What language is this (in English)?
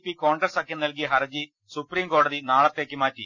Malayalam